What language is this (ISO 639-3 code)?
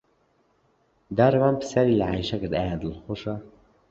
ckb